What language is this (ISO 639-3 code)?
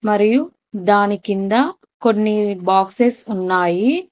tel